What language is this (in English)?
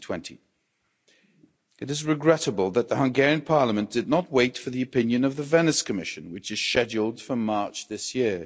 English